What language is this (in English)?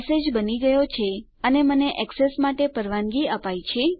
Gujarati